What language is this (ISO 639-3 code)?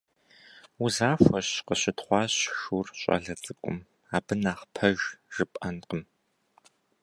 kbd